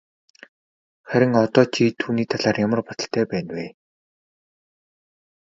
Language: Mongolian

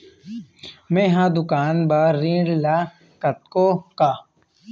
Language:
Chhattisgarhi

